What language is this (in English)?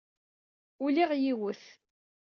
Kabyle